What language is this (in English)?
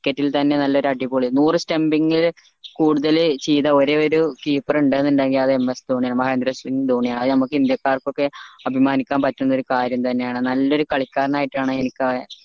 Malayalam